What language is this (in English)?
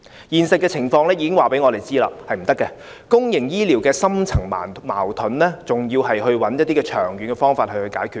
Cantonese